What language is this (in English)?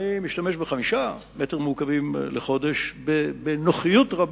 Hebrew